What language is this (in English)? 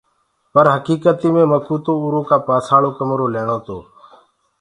Gurgula